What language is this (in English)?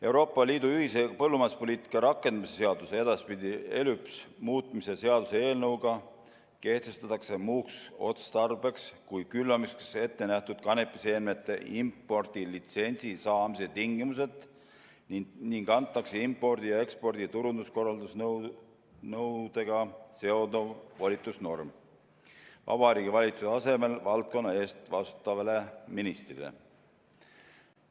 Estonian